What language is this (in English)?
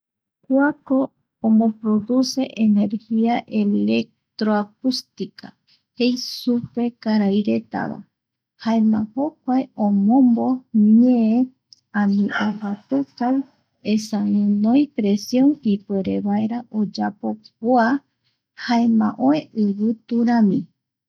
Eastern Bolivian Guaraní